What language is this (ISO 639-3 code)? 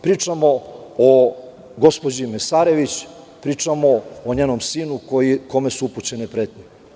srp